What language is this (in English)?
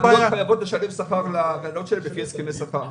Hebrew